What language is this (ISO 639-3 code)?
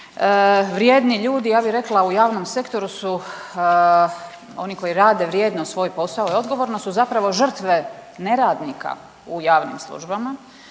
hrv